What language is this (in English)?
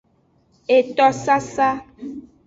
Aja (Benin)